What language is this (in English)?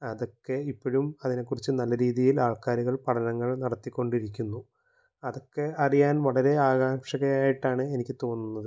Malayalam